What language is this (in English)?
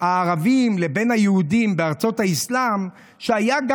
Hebrew